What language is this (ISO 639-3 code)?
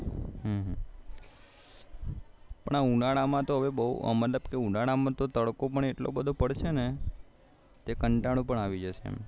guj